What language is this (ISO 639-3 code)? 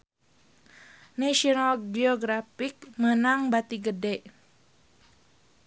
sun